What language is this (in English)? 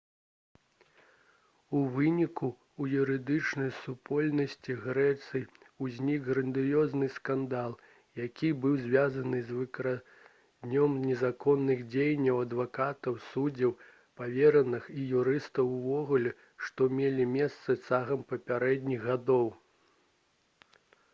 Belarusian